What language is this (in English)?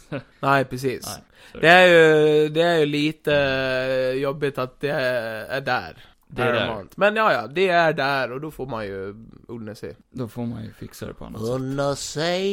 Swedish